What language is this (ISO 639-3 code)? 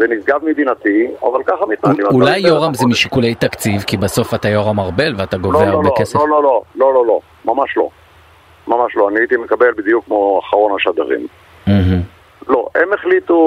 heb